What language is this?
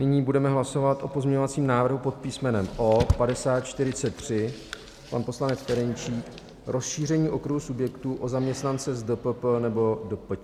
Czech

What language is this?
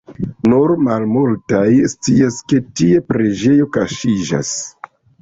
Esperanto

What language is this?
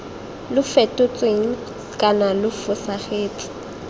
Tswana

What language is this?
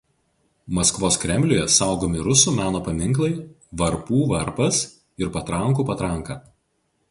Lithuanian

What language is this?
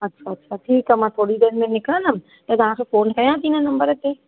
Sindhi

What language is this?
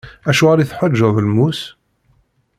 Kabyle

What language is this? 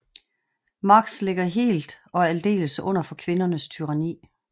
Danish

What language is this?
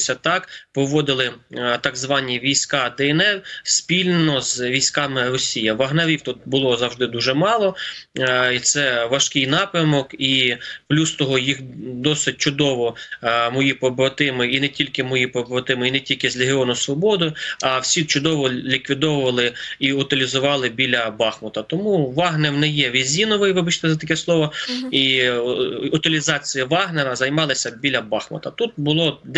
Ukrainian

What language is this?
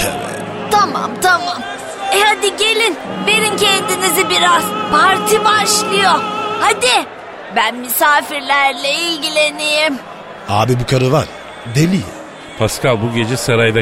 Turkish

